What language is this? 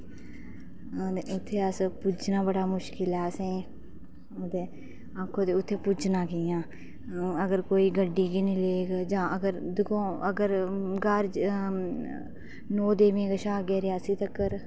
Dogri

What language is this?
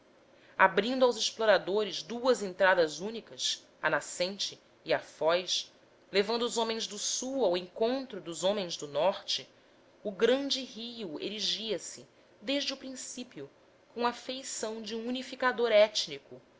Portuguese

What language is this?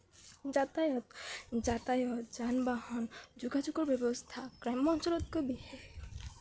Assamese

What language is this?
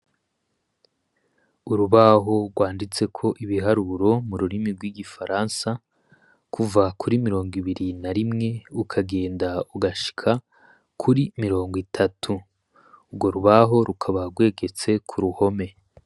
Rundi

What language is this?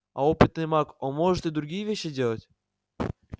Russian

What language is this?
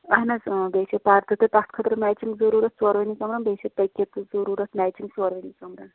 Kashmiri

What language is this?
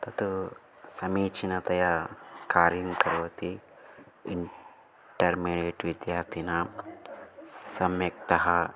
Sanskrit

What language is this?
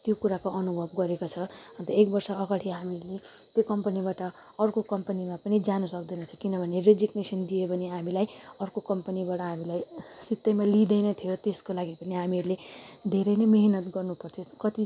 Nepali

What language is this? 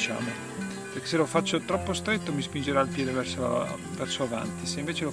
Italian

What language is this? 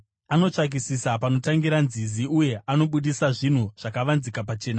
Shona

